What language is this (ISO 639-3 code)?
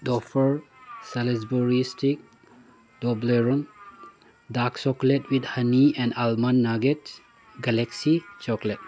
mni